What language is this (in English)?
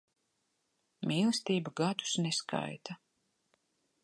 Latvian